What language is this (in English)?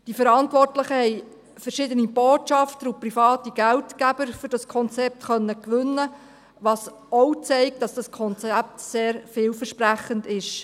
Swiss German